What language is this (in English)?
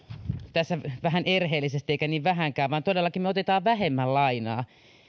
Finnish